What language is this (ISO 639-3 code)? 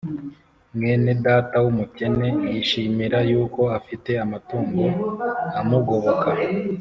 kin